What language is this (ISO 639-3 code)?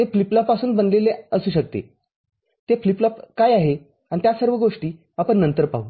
mar